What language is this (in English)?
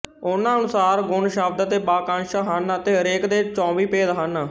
Punjabi